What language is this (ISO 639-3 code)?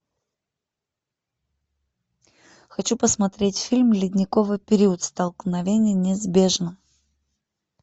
rus